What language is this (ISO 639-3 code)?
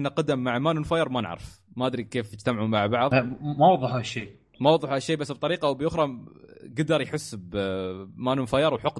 ara